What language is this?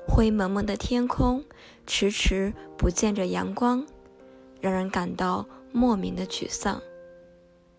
Chinese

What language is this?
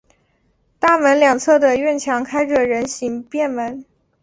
Chinese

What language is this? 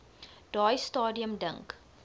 Afrikaans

